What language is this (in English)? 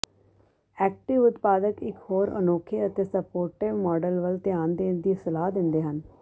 Punjabi